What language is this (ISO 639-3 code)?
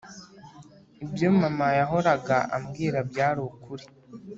kin